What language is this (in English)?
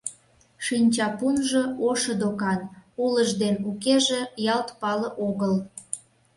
Mari